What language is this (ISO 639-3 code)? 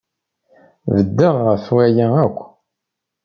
kab